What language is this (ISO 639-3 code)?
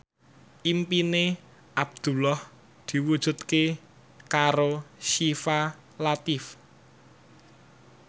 jav